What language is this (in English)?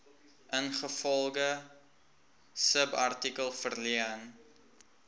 Afrikaans